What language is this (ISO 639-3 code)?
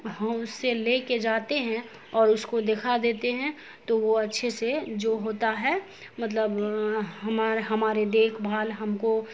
urd